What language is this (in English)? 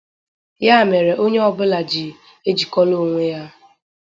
Igbo